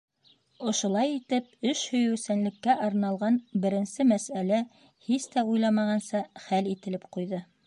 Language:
Bashkir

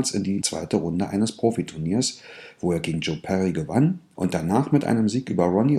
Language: German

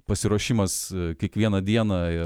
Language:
Lithuanian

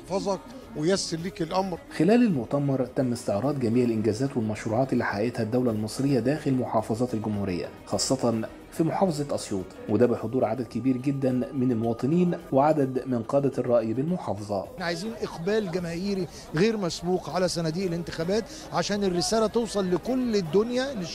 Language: Arabic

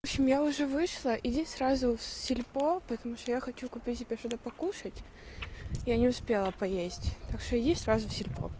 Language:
Russian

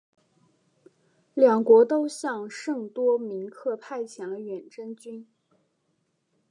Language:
Chinese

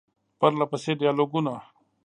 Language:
Pashto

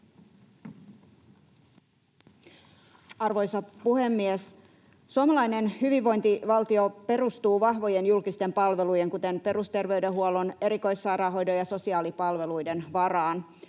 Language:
Finnish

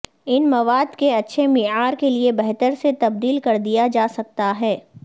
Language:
Urdu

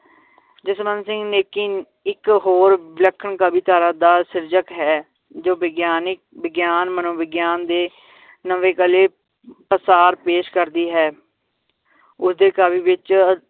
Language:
Punjabi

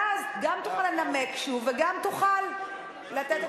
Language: Hebrew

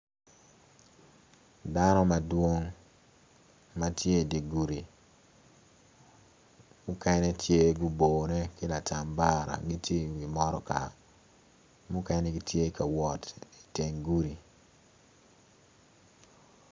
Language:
Acoli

